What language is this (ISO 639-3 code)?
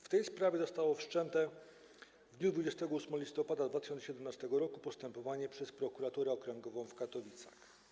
pol